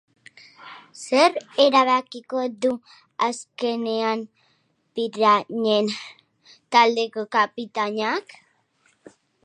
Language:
Basque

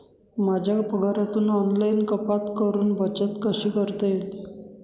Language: Marathi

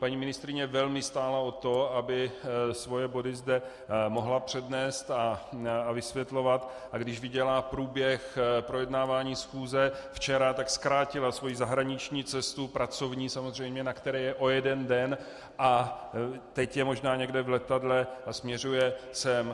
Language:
Czech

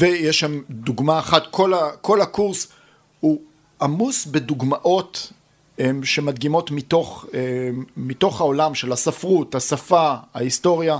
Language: Hebrew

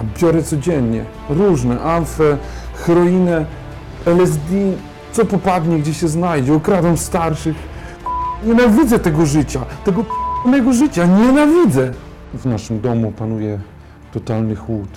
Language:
Polish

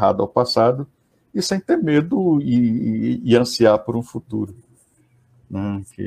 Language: Portuguese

